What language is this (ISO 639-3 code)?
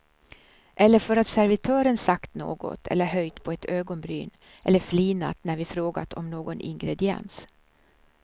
swe